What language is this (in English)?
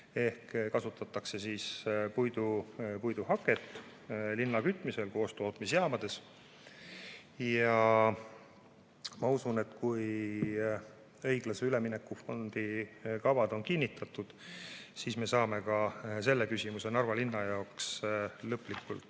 Estonian